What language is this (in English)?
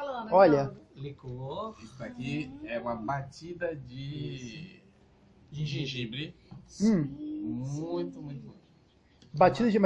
Portuguese